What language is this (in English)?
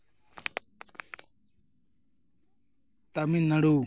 Santali